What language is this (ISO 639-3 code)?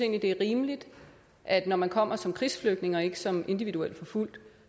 dan